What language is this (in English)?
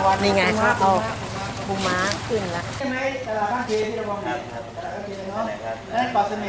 Thai